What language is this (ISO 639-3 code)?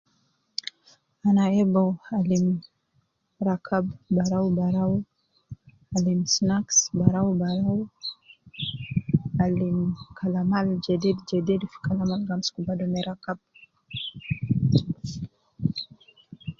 kcn